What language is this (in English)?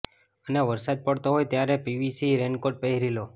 Gujarati